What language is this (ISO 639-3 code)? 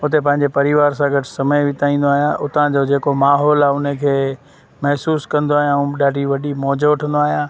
snd